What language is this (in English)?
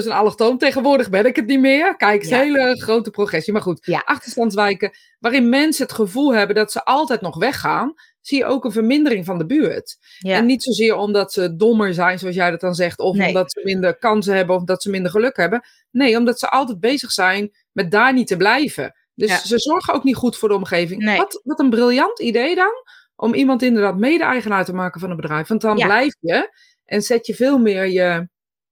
Dutch